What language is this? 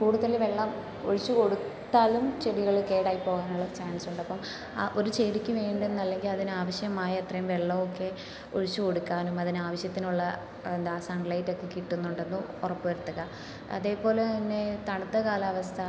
Malayalam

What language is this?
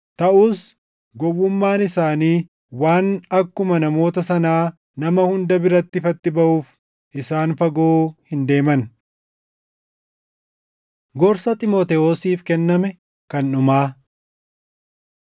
Oromo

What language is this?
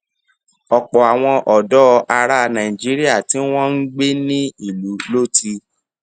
Yoruba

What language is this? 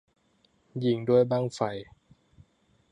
Thai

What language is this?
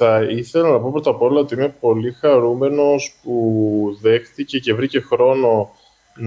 Greek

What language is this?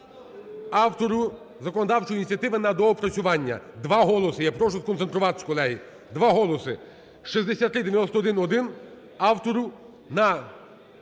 Ukrainian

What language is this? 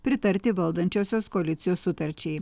Lithuanian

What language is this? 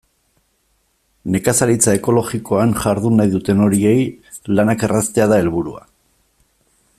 Basque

